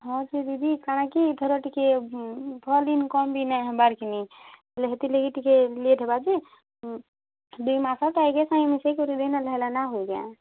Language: Odia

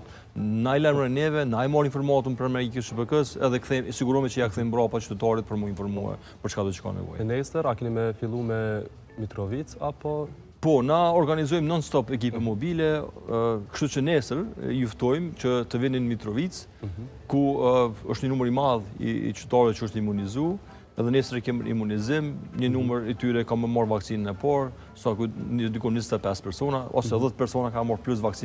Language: Turkish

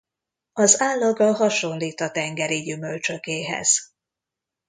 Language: Hungarian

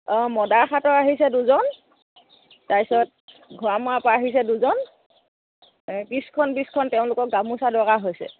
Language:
Assamese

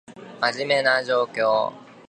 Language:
Japanese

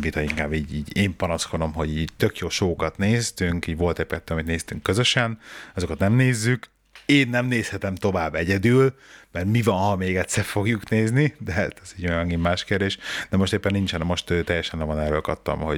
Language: Hungarian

